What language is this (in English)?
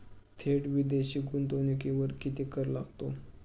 Marathi